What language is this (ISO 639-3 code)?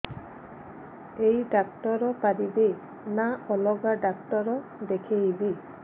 ori